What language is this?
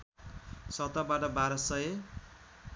Nepali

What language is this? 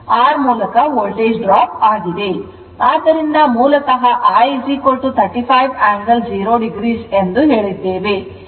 Kannada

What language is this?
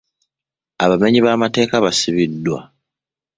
Ganda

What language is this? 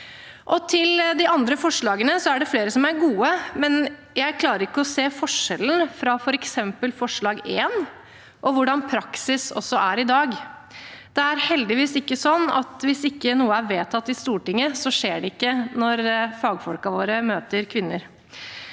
Norwegian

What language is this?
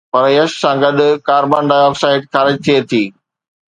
Sindhi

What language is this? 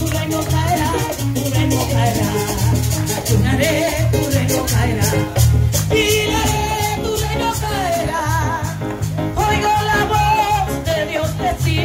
Spanish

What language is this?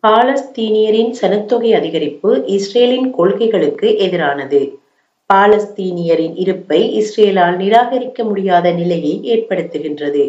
Tamil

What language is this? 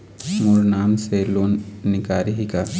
Chhattisgarhi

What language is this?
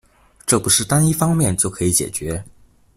Chinese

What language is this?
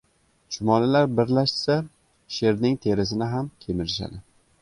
Uzbek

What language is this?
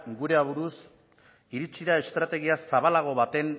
Basque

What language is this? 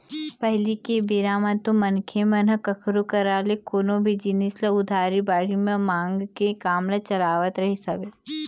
Chhattisgarhi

